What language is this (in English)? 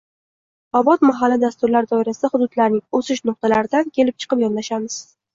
Uzbek